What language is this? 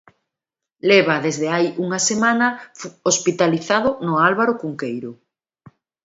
Galician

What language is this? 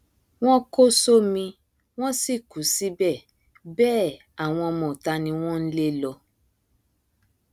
Yoruba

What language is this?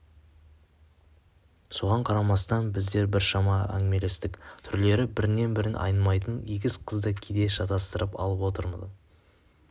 Kazakh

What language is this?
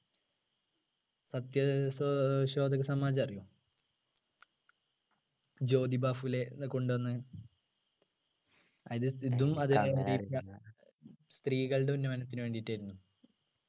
Malayalam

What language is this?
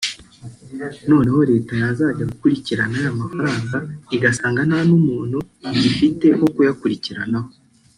Kinyarwanda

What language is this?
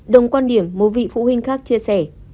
Vietnamese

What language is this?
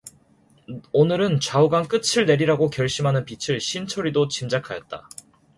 Korean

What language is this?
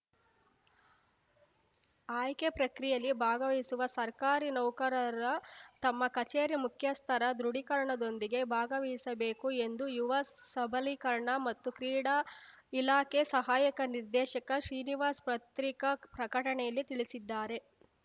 Kannada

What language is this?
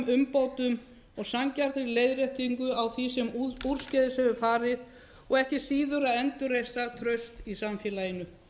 Icelandic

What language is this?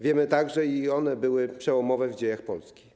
Polish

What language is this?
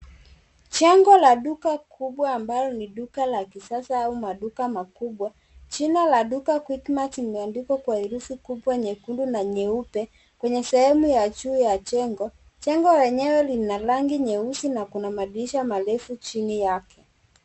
Swahili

